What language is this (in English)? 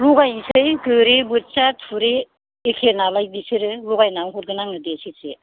Bodo